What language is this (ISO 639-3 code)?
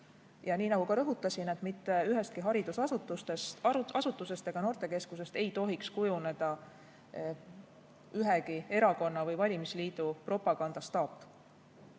est